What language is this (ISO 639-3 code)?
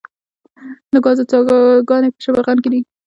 pus